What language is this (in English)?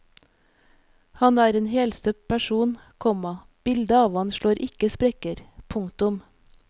Norwegian